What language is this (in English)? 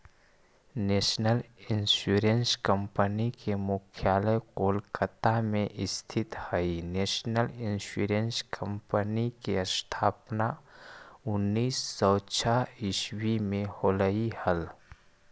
Magahi